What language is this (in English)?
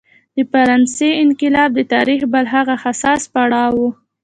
Pashto